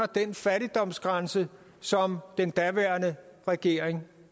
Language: Danish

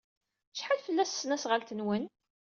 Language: Kabyle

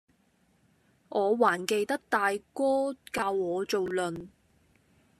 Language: Cantonese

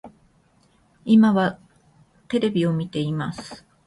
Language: Japanese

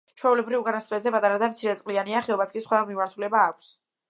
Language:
Georgian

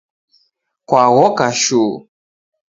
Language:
Taita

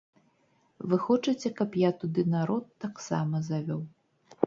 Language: Belarusian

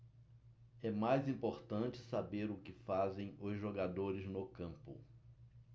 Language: Portuguese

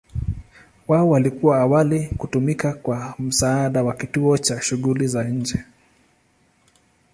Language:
Swahili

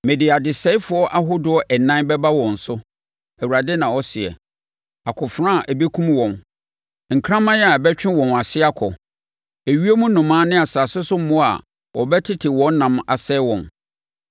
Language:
Akan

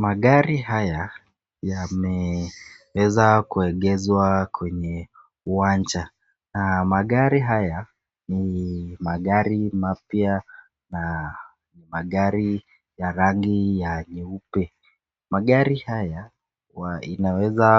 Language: Swahili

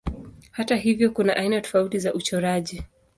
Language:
Swahili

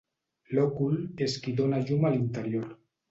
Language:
Catalan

